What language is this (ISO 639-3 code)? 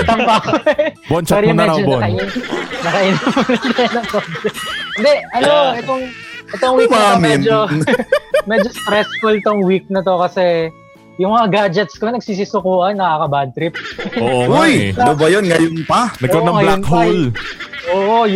fil